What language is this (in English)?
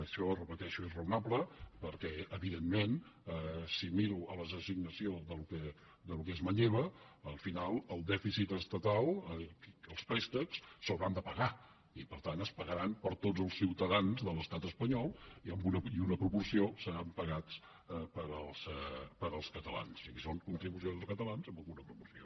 Catalan